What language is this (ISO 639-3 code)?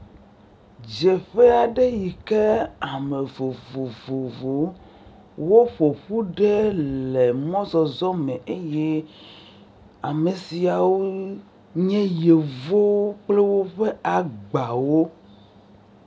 ewe